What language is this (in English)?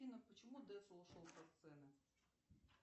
Russian